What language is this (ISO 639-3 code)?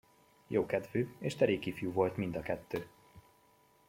hun